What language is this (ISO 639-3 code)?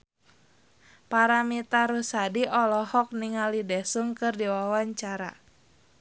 sun